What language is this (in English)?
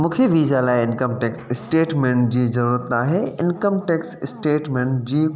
Sindhi